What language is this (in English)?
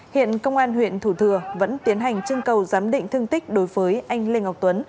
Vietnamese